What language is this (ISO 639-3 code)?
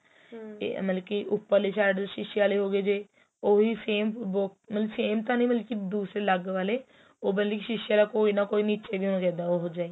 pan